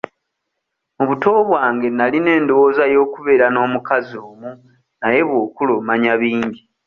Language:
Ganda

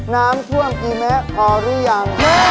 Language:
Thai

